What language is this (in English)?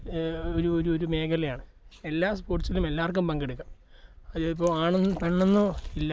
Malayalam